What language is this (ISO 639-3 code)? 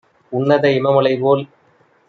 tam